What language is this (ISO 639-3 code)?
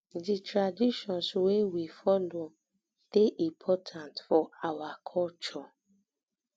pcm